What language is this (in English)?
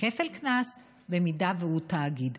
Hebrew